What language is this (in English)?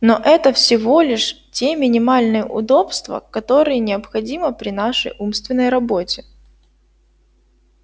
Russian